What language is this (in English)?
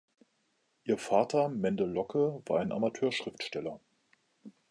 German